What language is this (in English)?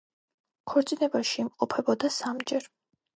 Georgian